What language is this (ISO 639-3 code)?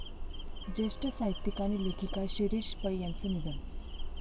mar